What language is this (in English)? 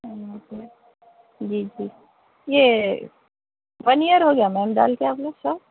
Urdu